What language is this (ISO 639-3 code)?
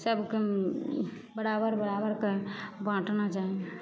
mai